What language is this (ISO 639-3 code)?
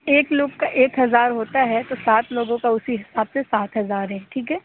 urd